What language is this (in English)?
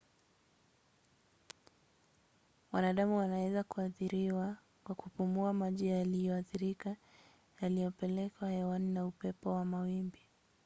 Swahili